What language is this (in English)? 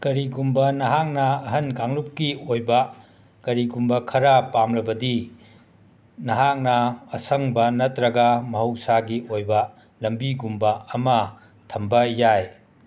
Manipuri